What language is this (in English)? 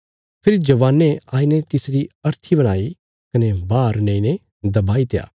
Bilaspuri